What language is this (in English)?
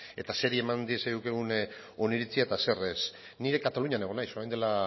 Basque